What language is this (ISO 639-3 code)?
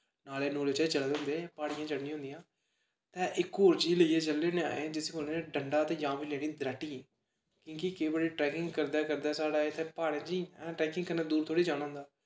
doi